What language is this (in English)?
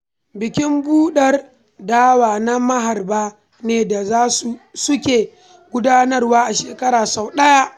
Hausa